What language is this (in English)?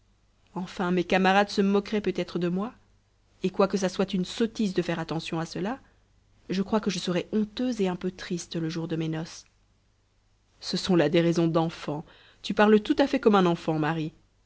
French